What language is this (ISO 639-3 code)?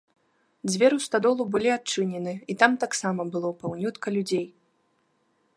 bel